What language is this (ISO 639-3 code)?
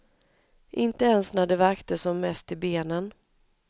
swe